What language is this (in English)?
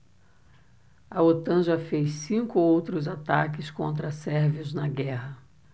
Portuguese